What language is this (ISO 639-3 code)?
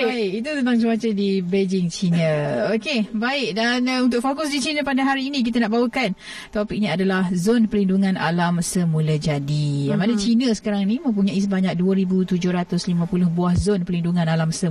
msa